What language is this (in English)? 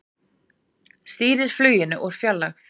Icelandic